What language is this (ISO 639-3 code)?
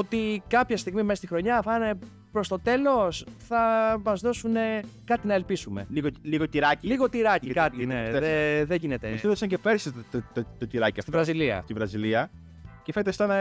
ell